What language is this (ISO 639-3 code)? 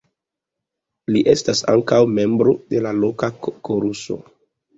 epo